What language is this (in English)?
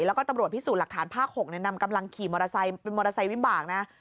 Thai